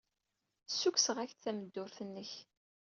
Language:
Kabyle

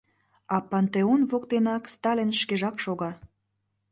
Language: Mari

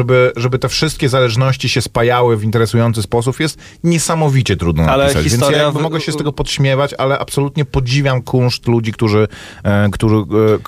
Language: Polish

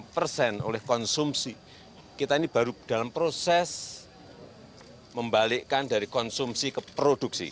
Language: Indonesian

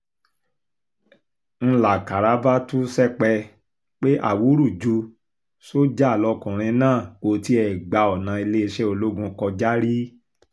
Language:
Yoruba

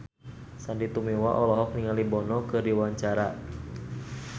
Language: Sundanese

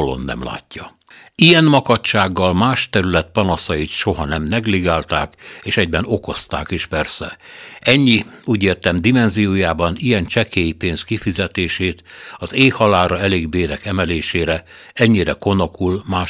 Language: Hungarian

